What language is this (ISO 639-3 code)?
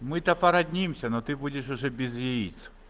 rus